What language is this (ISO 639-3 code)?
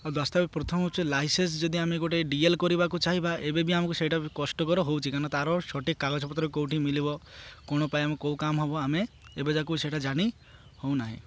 ori